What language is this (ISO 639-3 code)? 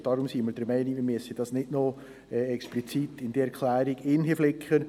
gsw